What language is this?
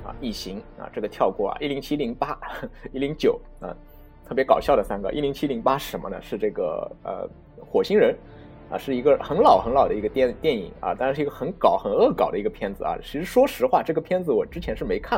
Chinese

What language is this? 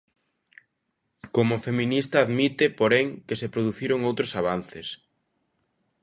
Galician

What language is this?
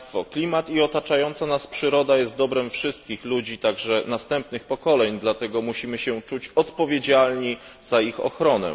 Polish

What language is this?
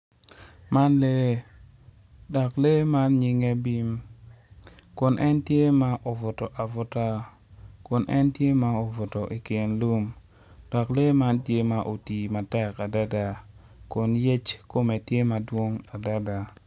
Acoli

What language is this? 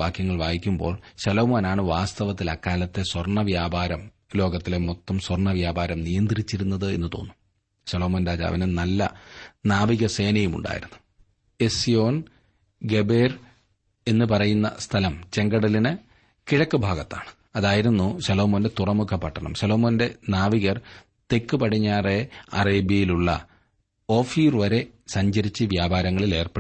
Malayalam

